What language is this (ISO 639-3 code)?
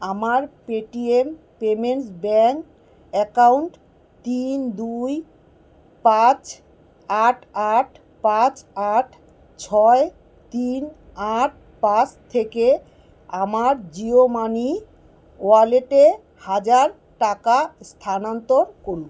ben